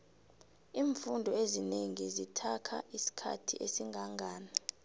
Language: South Ndebele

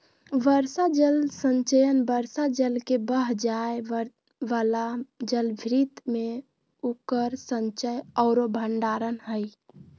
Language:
Magahi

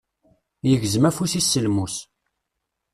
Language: Kabyle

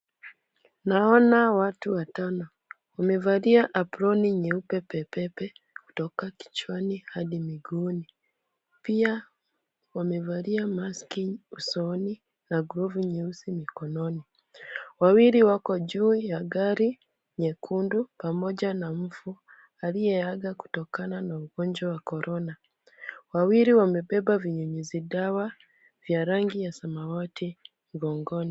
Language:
Swahili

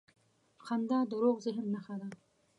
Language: Pashto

